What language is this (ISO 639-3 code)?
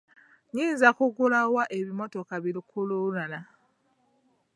lug